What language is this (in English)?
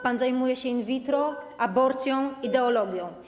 Polish